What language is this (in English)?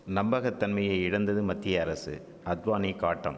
Tamil